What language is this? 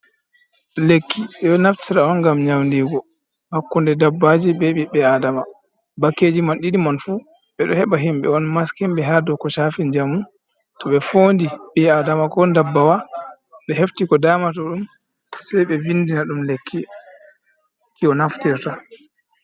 Fula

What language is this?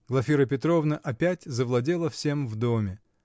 Russian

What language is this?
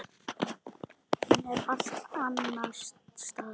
Icelandic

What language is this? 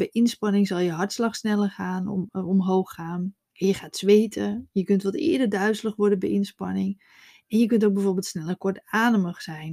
Dutch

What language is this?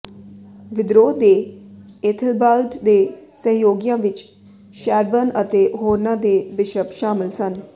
Punjabi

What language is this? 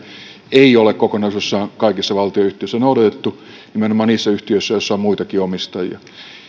Finnish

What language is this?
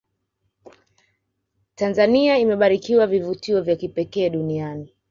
Swahili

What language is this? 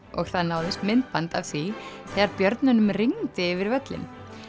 Icelandic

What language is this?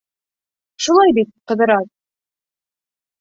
Bashkir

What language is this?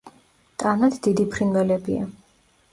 Georgian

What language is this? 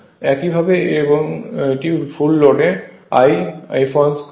Bangla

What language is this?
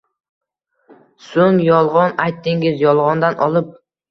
Uzbek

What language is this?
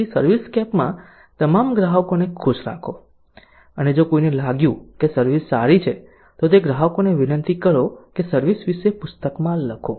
Gujarati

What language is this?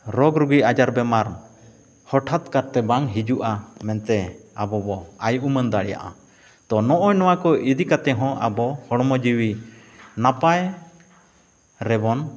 Santali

